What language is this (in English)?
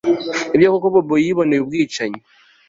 Kinyarwanda